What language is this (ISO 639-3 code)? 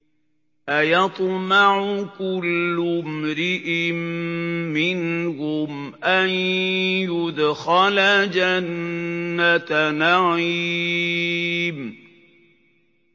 ara